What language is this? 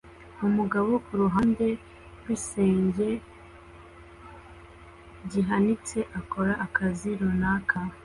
Kinyarwanda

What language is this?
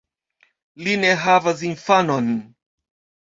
Esperanto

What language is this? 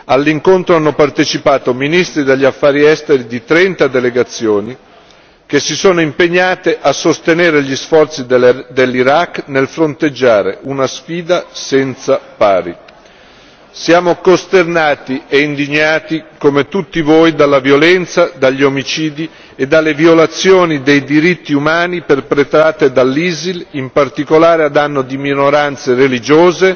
Italian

